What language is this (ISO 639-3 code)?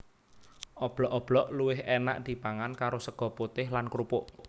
jav